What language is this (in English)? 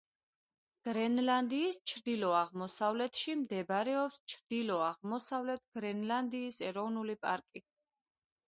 Georgian